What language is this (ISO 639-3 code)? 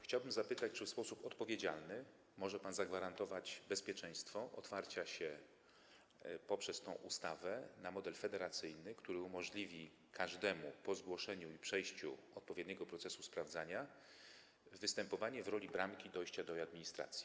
pol